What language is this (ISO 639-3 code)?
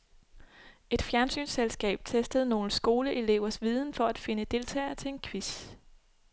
dan